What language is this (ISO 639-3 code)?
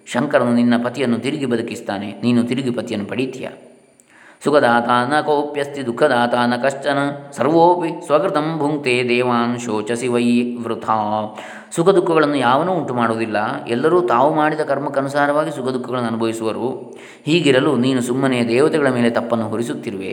kan